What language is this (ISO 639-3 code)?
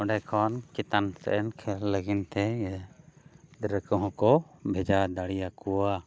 sat